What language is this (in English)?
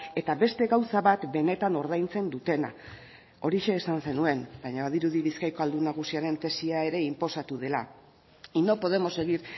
Basque